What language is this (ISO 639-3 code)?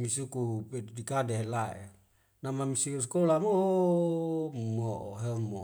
weo